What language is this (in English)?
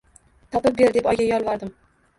Uzbek